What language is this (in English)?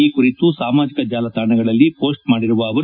Kannada